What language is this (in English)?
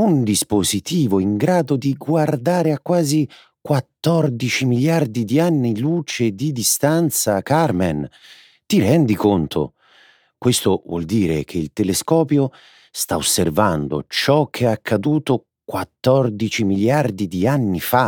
Italian